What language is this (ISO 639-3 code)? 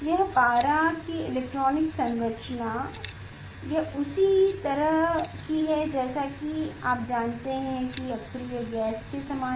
hin